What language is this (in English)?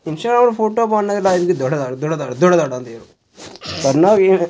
Dogri